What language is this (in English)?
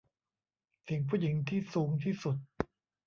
Thai